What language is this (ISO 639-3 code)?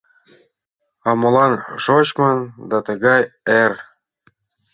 chm